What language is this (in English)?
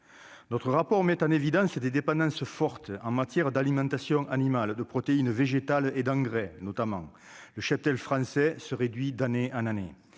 French